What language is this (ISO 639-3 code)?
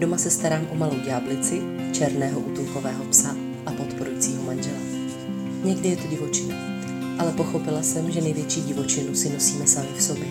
ces